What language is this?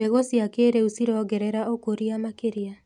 Kikuyu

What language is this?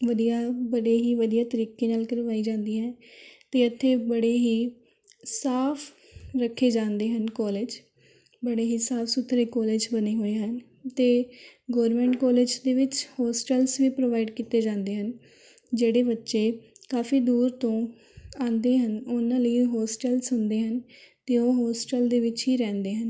Punjabi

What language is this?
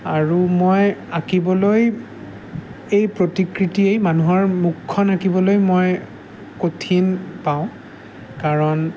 Assamese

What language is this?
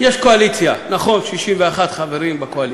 Hebrew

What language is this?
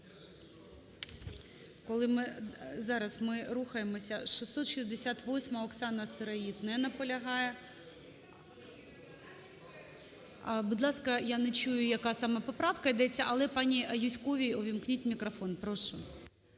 Ukrainian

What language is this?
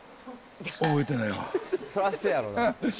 Japanese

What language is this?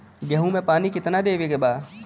Bhojpuri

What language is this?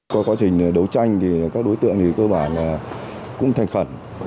Vietnamese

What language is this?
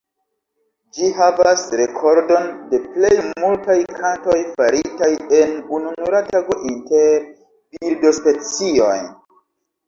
Esperanto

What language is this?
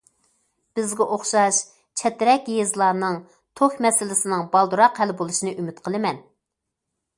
Uyghur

